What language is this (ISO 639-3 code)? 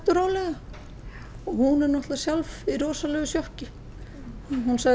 isl